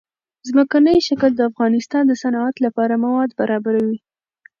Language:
Pashto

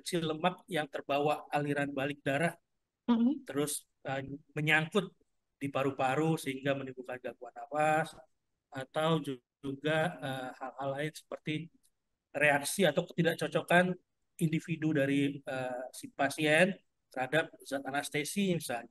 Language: Indonesian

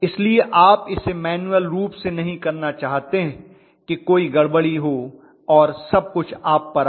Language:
Hindi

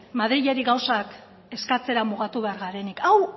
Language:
Basque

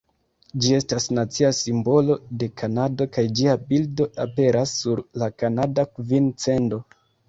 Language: Esperanto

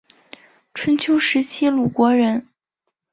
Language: Chinese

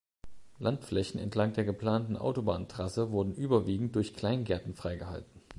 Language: German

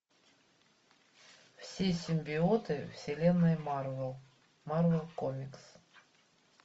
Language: Russian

